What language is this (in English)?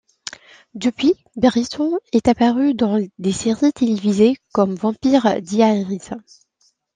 French